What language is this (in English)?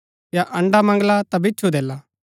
Gaddi